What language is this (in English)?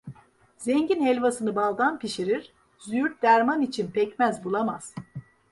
Turkish